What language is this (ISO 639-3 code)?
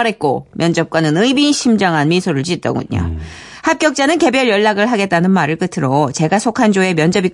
kor